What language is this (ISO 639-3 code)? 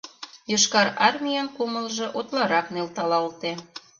chm